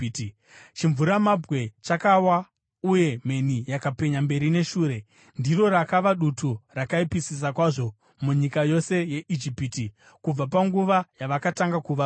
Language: Shona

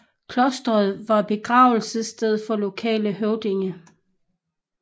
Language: Danish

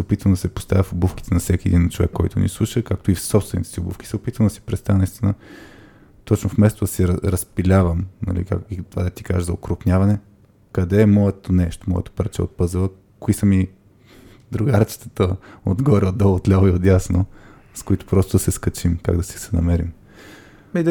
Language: Bulgarian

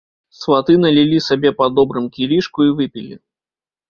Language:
Belarusian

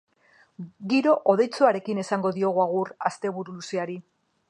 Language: Basque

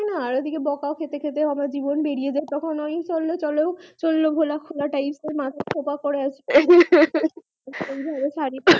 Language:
Bangla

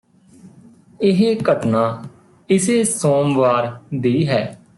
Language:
Punjabi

